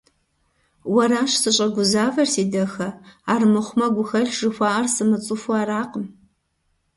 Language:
Kabardian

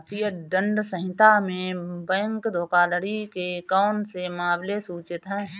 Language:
Hindi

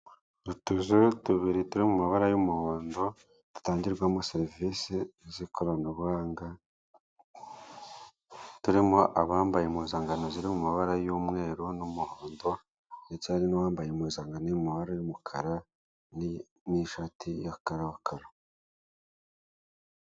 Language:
Kinyarwanda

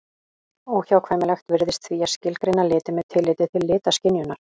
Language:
Icelandic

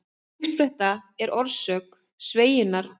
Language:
Icelandic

